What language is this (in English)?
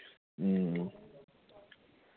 Nepali